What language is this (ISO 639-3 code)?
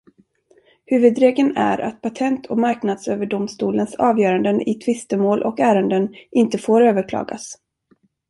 swe